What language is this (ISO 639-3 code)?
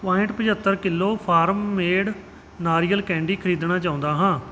pan